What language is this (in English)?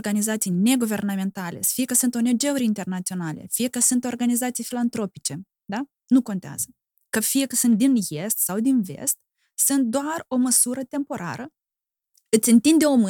Romanian